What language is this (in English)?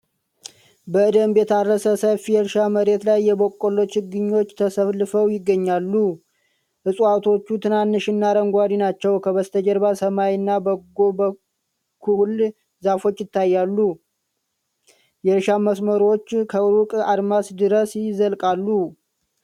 Amharic